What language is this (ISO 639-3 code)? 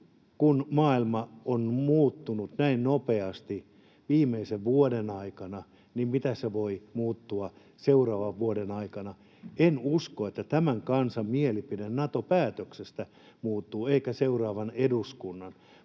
fin